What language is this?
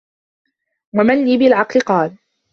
Arabic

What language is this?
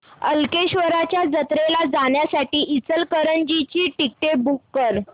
Marathi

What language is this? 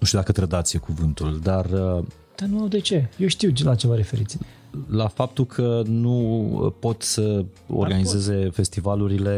Romanian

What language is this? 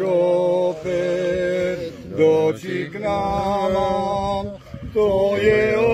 Romanian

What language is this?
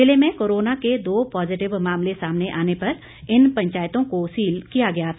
Hindi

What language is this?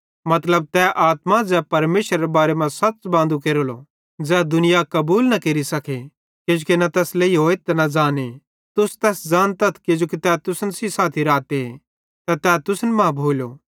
Bhadrawahi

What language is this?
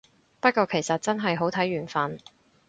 Cantonese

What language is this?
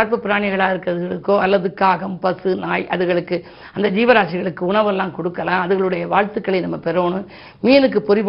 Tamil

